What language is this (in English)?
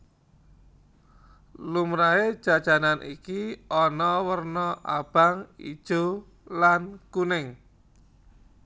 Javanese